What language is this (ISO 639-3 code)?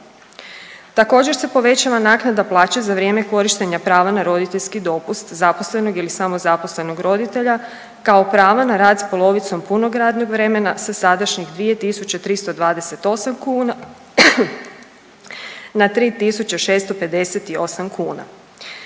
hrv